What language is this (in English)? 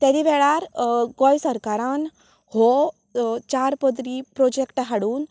Konkani